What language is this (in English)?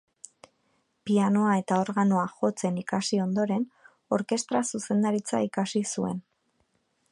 Basque